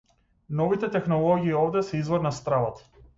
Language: Macedonian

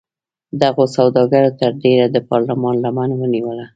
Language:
Pashto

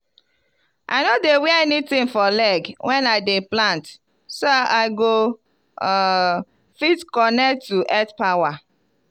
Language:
Nigerian Pidgin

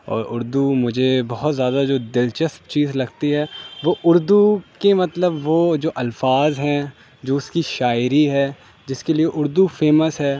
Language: Urdu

